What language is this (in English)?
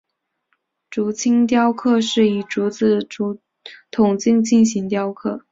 Chinese